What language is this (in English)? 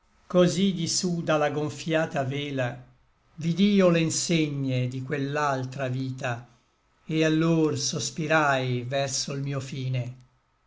Italian